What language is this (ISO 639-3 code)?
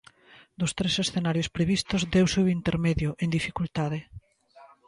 glg